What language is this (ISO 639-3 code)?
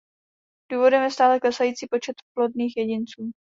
ces